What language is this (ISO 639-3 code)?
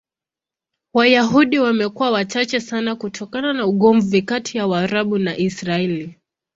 swa